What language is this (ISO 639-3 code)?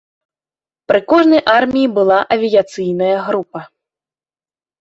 bel